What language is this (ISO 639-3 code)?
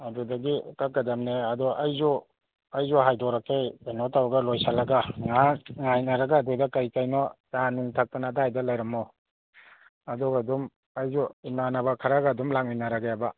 mni